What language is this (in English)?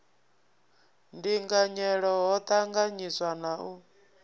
Venda